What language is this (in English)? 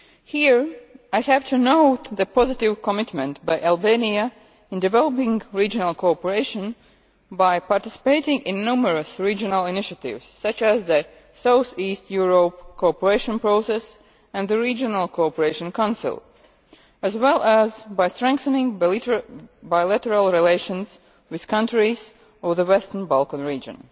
English